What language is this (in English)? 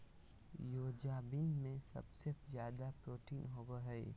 Magahi